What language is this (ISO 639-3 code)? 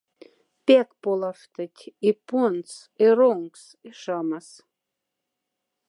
mdf